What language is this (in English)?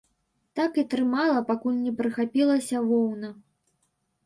Belarusian